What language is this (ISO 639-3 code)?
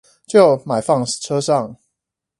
zho